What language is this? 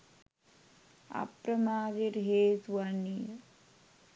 Sinhala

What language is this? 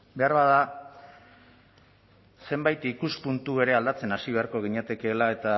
Basque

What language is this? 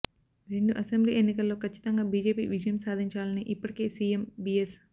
Telugu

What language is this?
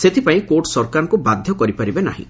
Odia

